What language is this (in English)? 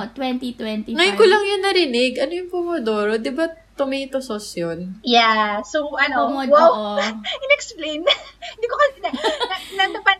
Filipino